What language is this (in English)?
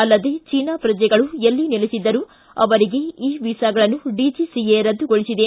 Kannada